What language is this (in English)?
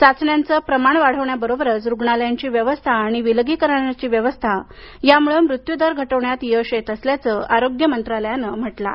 Marathi